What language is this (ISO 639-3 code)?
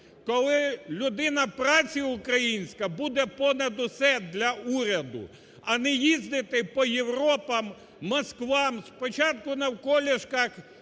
ukr